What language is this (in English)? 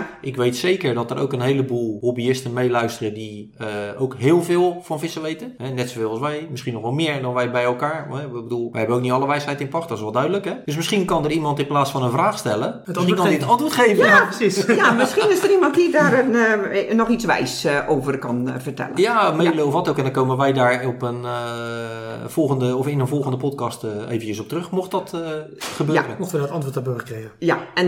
Dutch